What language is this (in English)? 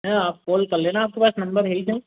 Hindi